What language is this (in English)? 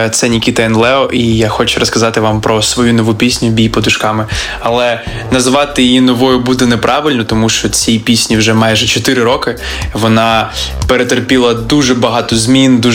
Ukrainian